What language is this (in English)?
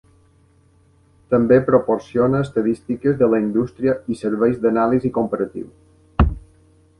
Catalan